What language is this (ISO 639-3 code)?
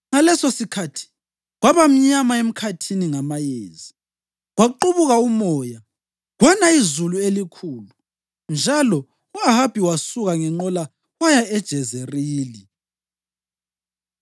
nde